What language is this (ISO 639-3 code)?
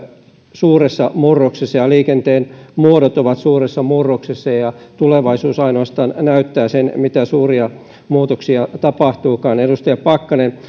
fin